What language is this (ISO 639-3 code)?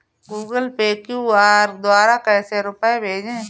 hin